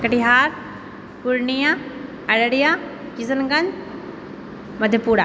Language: Maithili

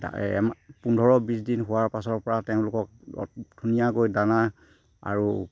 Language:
Assamese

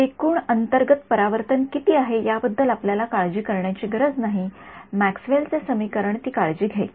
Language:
Marathi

